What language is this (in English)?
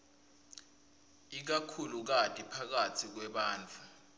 Swati